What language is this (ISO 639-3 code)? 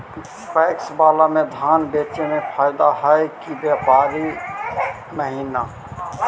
mag